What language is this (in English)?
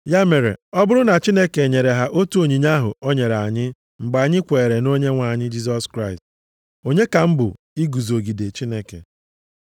Igbo